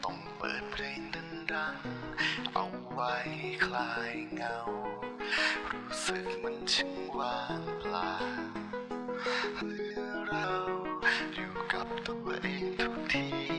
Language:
Thai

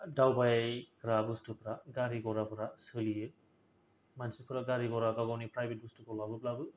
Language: Bodo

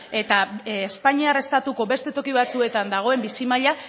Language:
Basque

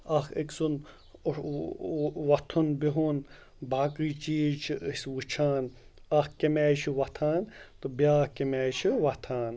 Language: Kashmiri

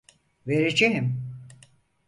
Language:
Turkish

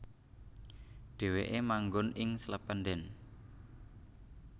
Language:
Javanese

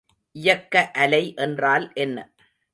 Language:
Tamil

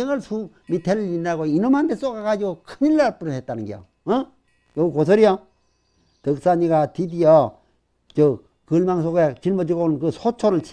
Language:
Korean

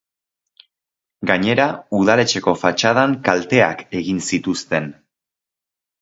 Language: Basque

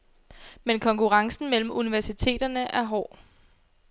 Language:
Danish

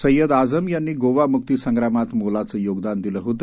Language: Marathi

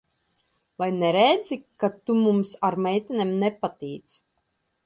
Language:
Latvian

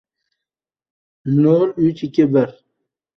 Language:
Uzbek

